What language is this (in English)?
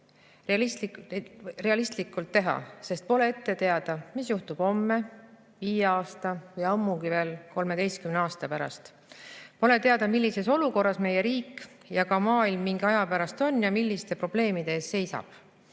Estonian